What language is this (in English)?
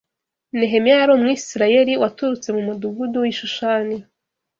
Kinyarwanda